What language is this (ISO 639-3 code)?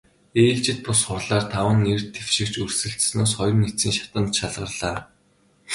mon